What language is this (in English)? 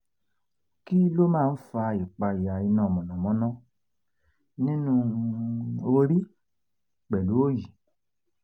Yoruba